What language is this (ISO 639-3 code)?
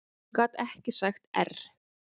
isl